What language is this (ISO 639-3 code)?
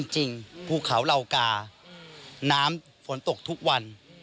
tha